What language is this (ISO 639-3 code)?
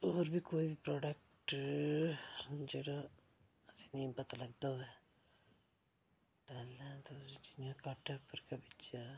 doi